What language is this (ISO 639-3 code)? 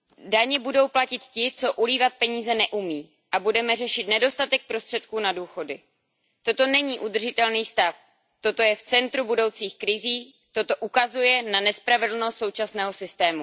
ces